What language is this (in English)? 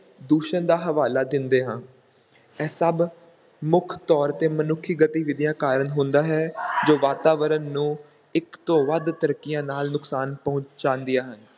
Punjabi